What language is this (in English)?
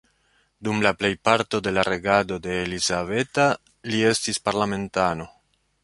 Esperanto